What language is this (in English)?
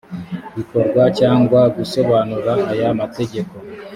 Kinyarwanda